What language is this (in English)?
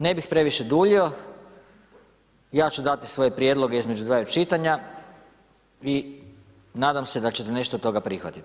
Croatian